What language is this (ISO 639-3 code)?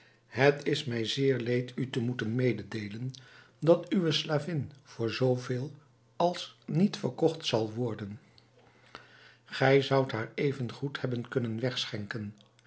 nld